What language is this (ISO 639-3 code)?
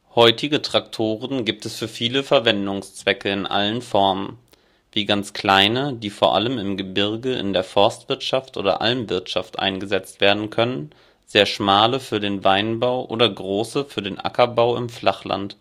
deu